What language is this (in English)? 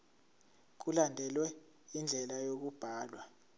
Zulu